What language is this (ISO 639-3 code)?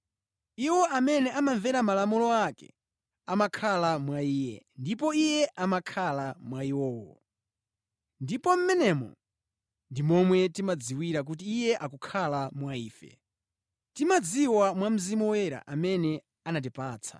nya